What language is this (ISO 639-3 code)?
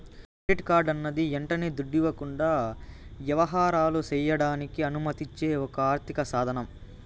tel